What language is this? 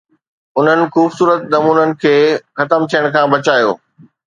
Sindhi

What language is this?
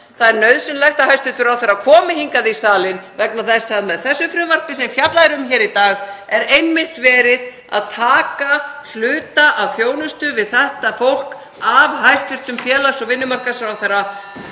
Icelandic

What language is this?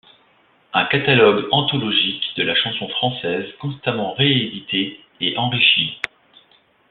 French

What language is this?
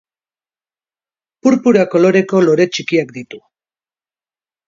Basque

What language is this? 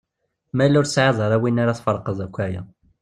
Kabyle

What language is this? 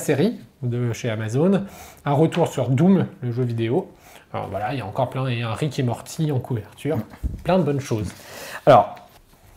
French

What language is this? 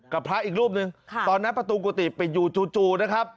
Thai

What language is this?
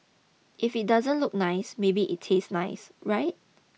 English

